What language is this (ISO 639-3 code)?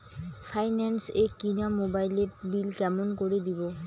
ben